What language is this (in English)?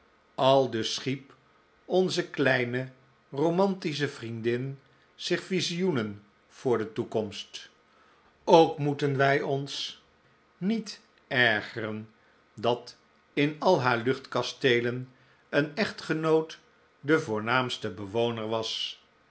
Dutch